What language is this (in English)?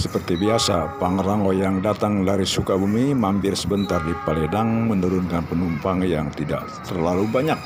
Indonesian